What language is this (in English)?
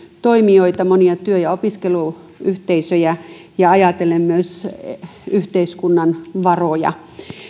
Finnish